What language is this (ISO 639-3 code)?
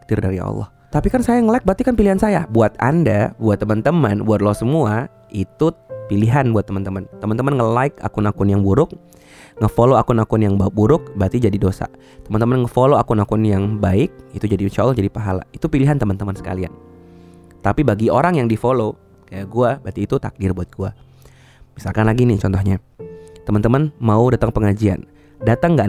ind